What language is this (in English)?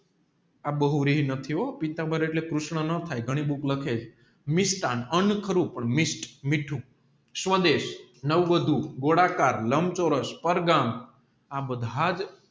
Gujarati